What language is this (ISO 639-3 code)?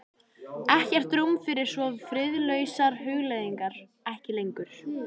isl